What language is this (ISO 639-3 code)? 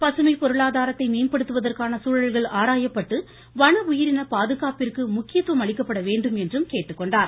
tam